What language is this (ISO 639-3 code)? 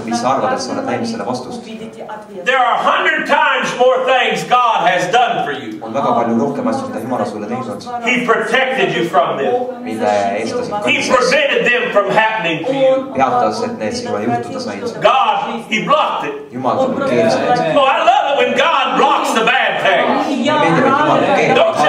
eng